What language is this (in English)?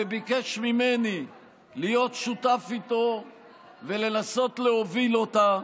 Hebrew